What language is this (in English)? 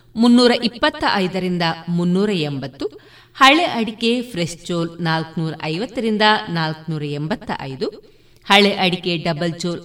Kannada